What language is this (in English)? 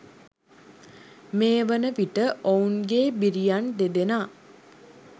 Sinhala